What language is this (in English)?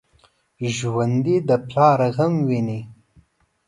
Pashto